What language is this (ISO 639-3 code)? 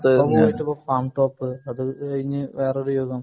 mal